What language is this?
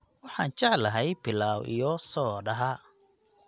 Somali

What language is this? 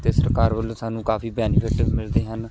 Punjabi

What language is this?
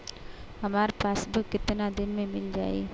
Bhojpuri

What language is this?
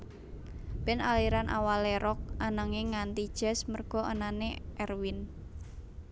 Javanese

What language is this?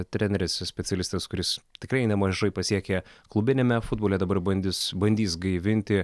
Lithuanian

